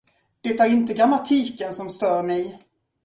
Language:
Swedish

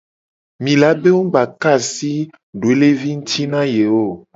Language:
Gen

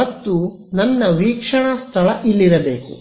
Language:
Kannada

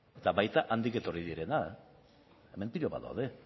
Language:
Basque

